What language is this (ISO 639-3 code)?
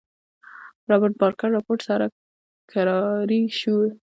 pus